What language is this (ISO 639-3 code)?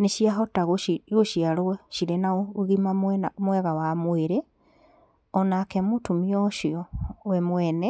kik